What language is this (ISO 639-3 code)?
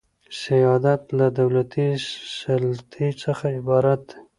pus